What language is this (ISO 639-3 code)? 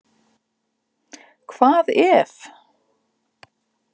isl